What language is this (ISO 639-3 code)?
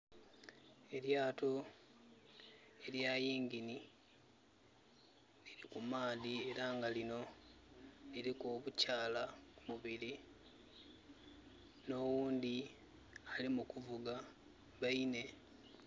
xog